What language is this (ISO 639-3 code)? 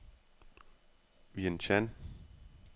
dan